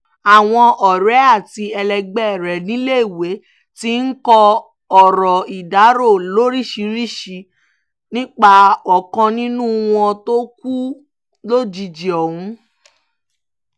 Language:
Yoruba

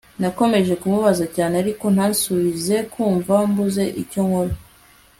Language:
Kinyarwanda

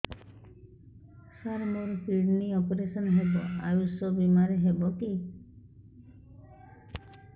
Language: Odia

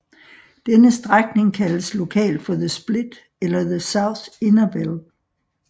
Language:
Danish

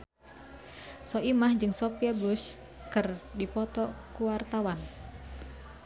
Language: Sundanese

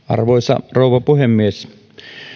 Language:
Finnish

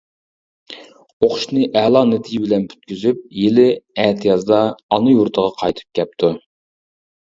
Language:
Uyghur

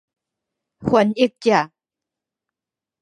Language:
Min Nan Chinese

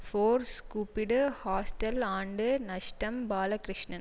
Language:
Tamil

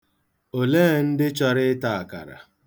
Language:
Igbo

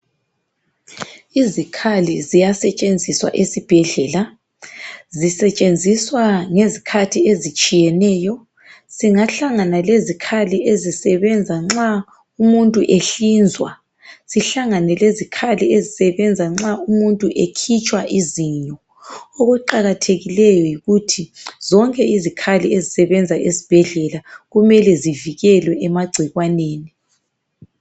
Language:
North Ndebele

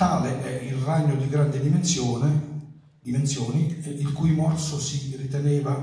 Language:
Italian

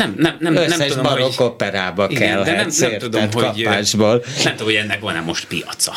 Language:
Hungarian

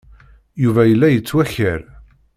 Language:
Kabyle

